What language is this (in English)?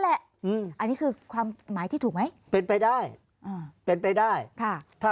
Thai